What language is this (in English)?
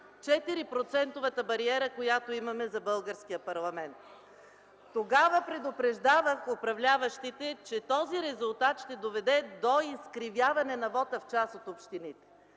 Bulgarian